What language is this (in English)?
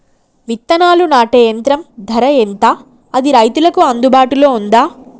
Telugu